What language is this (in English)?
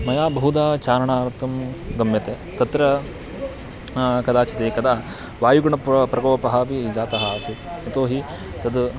Sanskrit